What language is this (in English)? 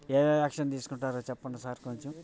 Telugu